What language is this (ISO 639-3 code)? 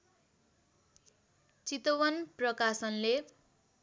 nep